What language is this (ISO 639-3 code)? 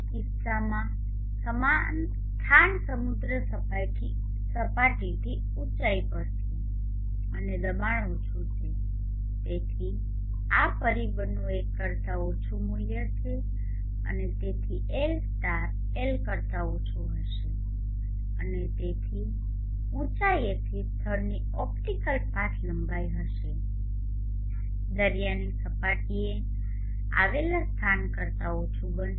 guj